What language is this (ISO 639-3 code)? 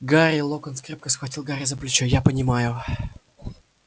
rus